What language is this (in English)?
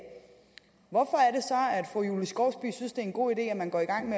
Danish